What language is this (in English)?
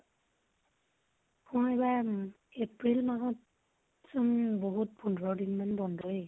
Assamese